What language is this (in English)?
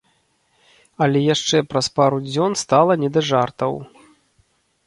Belarusian